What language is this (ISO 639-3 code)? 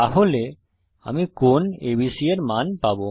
ben